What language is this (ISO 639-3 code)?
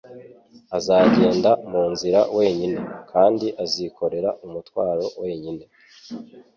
kin